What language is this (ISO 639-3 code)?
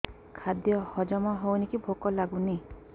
ori